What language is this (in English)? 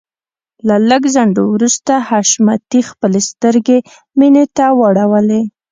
Pashto